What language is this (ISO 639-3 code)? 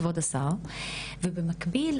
heb